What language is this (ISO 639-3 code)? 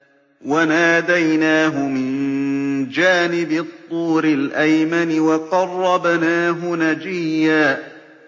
ara